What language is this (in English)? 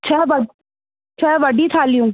Sindhi